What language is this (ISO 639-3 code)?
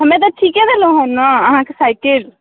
mai